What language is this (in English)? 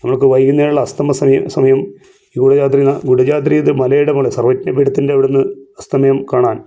Malayalam